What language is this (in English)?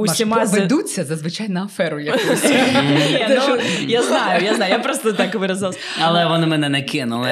Ukrainian